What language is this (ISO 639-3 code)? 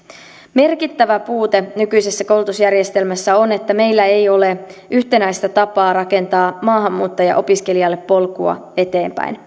fin